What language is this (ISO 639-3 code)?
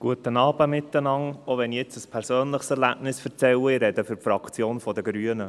gsw